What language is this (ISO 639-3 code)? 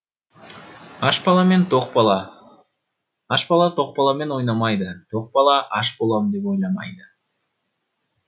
kaz